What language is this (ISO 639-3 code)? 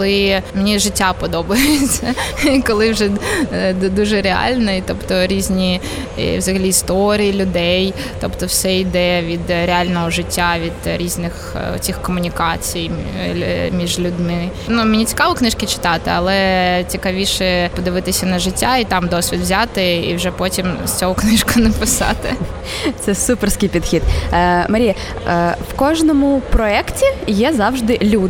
ukr